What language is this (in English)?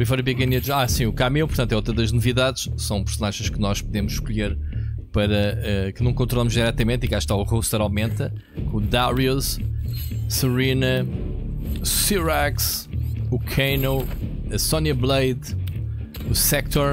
Portuguese